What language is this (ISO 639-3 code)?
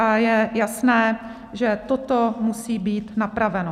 ces